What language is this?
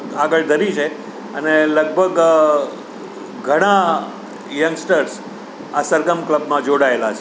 Gujarati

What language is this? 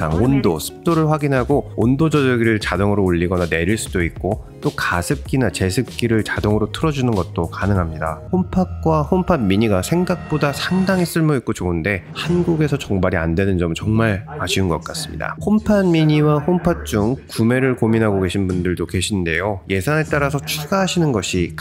Korean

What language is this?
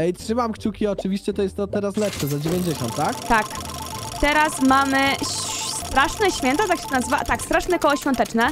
Polish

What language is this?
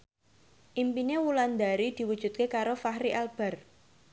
Javanese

